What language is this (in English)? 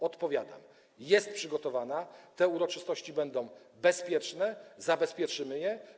Polish